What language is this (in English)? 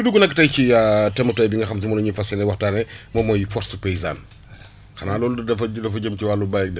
Wolof